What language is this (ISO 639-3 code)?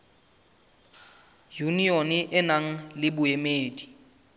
sot